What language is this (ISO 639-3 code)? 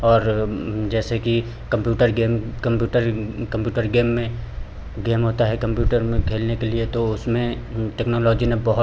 hin